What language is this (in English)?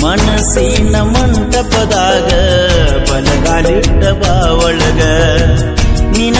Arabic